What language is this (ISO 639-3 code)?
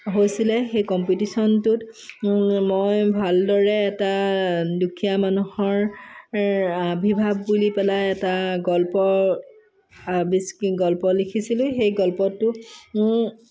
asm